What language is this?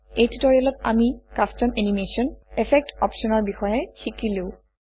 Assamese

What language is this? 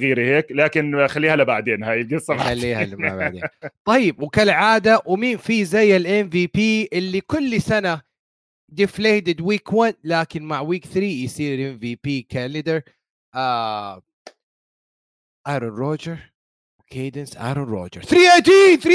Arabic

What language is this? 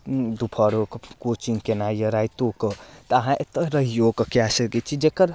Maithili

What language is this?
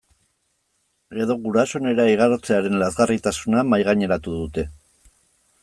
Basque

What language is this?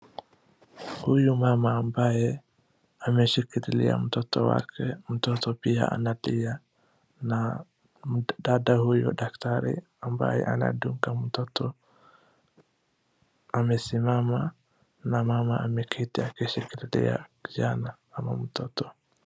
Swahili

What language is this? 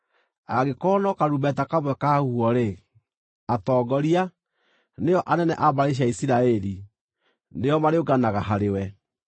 Kikuyu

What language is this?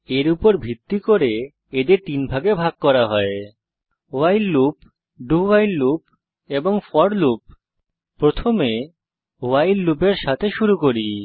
Bangla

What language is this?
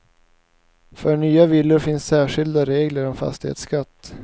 Swedish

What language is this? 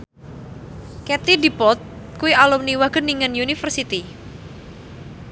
Javanese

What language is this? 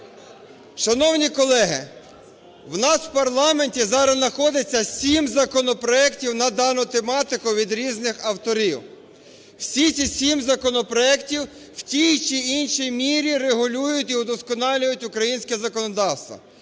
Ukrainian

